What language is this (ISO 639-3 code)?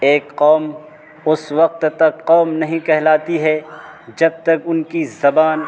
urd